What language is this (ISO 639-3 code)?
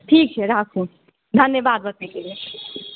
mai